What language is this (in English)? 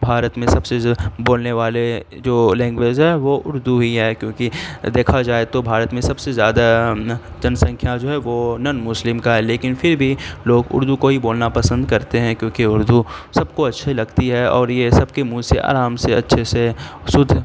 Urdu